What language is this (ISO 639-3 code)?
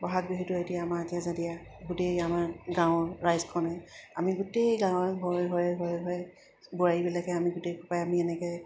asm